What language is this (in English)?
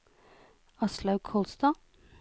Norwegian